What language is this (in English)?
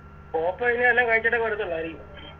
Malayalam